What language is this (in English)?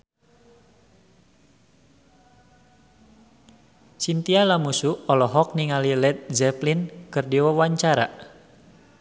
Sundanese